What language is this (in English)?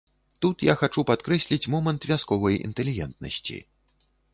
Belarusian